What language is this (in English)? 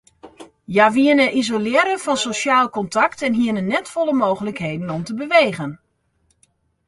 Western Frisian